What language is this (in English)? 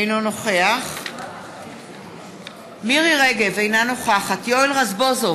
Hebrew